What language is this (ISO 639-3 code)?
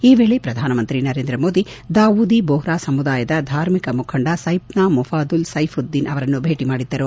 kan